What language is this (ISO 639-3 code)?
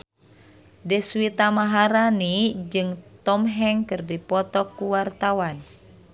sun